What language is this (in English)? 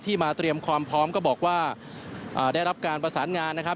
Thai